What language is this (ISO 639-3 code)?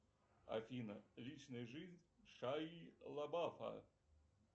rus